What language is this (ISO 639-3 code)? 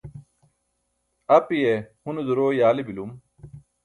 bsk